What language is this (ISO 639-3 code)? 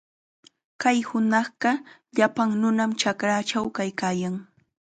qxa